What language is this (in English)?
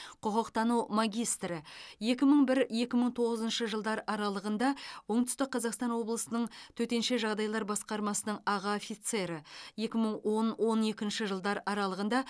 Kazakh